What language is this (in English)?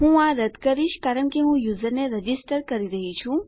Gujarati